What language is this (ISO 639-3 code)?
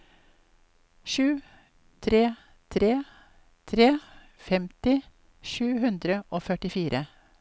nor